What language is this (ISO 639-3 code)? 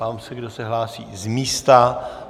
ces